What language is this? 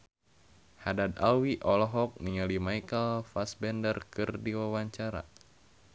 Sundanese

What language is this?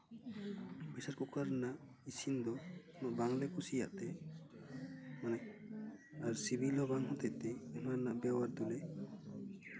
Santali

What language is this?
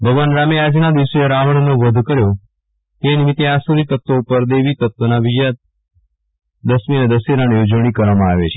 Gujarati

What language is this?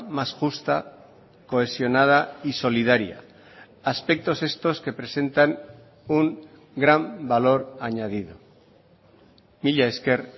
Spanish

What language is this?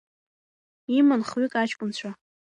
Abkhazian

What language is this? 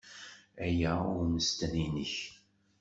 Kabyle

